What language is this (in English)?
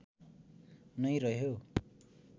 Nepali